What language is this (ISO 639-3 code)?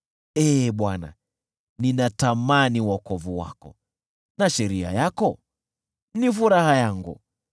swa